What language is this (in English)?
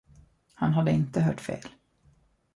Swedish